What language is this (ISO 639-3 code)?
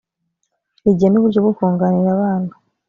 kin